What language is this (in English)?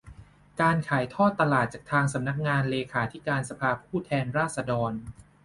Thai